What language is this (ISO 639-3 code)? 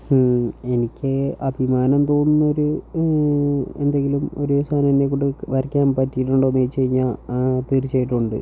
mal